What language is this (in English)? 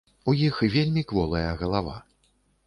Belarusian